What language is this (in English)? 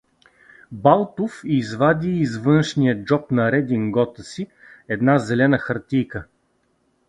Bulgarian